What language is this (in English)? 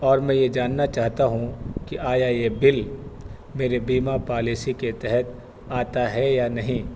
Urdu